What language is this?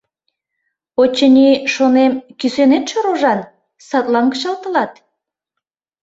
Mari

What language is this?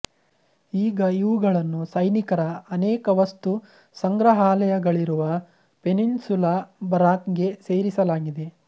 Kannada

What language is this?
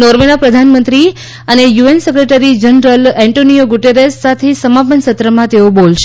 Gujarati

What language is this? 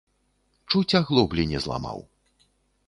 Belarusian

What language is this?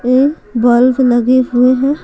Hindi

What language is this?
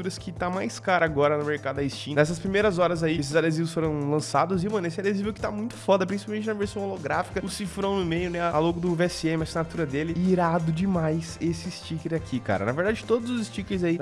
Portuguese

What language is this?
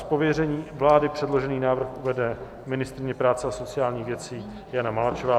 Czech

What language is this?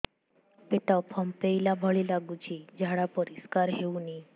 Odia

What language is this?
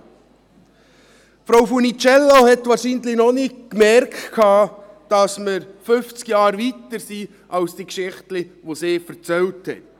Swiss German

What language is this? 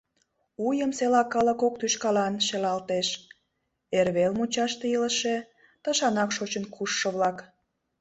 Mari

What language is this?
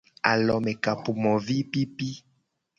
Gen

